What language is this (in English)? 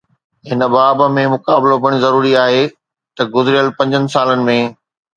Sindhi